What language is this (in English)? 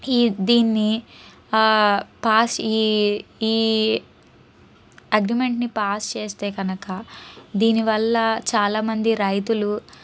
Telugu